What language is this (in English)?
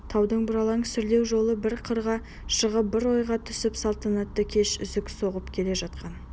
Kazakh